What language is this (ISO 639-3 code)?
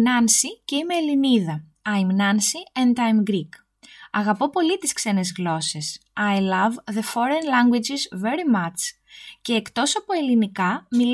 ell